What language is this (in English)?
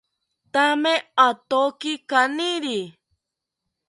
South Ucayali Ashéninka